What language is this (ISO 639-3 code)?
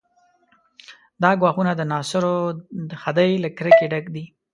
pus